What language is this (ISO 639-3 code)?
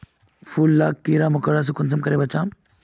mag